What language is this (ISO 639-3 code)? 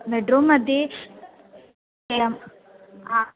san